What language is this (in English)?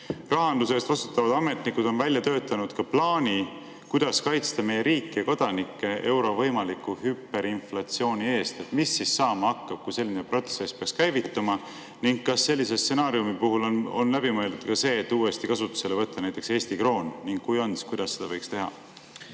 Estonian